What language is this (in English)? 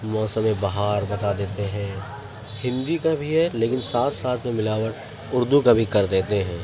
Urdu